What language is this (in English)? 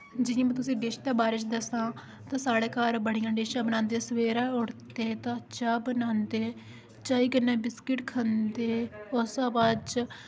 Dogri